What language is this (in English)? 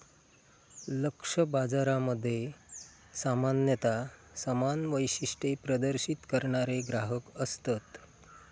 Marathi